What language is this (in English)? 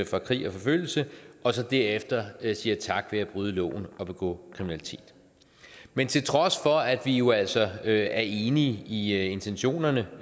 Danish